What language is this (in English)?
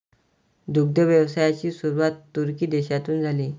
Marathi